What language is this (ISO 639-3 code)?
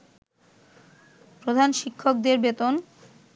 ben